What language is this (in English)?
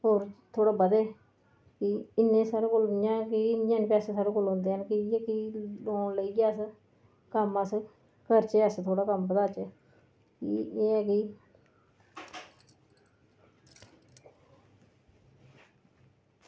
Dogri